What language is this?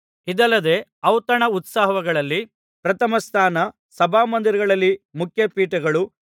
Kannada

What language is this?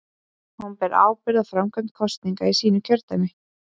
Icelandic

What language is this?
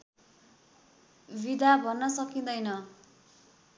Nepali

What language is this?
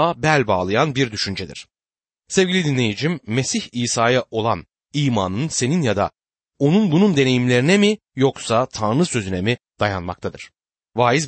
Turkish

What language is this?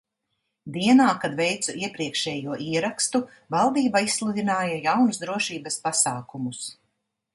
Latvian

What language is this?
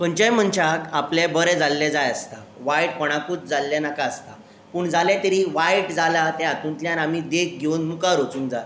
Konkani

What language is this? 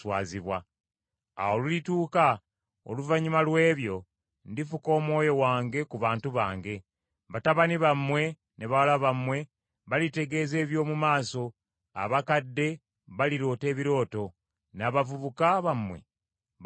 Ganda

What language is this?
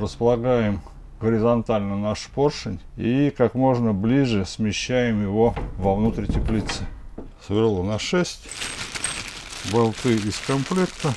Russian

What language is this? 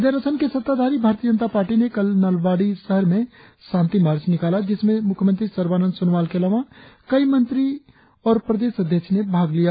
Hindi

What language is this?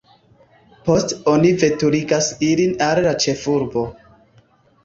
Esperanto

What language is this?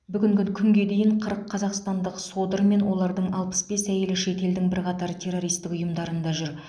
Kazakh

